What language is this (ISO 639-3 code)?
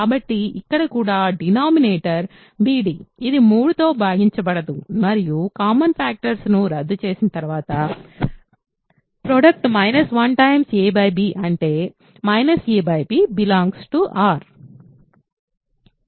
tel